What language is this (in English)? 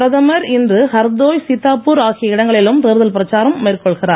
Tamil